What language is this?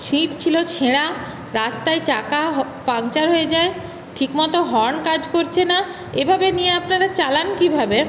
Bangla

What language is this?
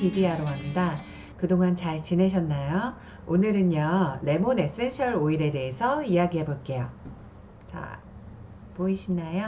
Korean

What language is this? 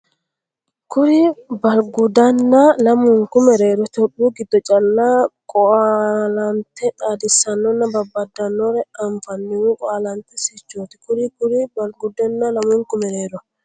Sidamo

